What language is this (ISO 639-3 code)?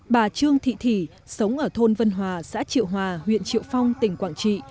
vie